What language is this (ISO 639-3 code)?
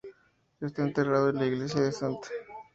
spa